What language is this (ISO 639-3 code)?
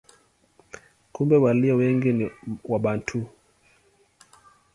swa